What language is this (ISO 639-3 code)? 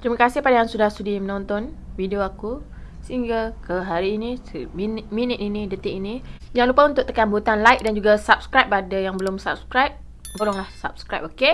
msa